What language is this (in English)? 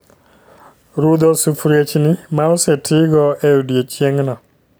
Luo (Kenya and Tanzania)